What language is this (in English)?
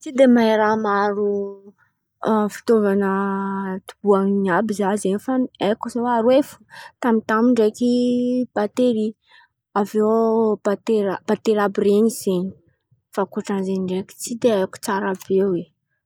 Antankarana Malagasy